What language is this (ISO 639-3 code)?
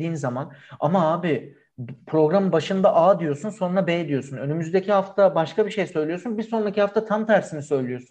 tur